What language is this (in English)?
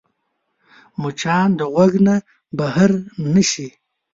Pashto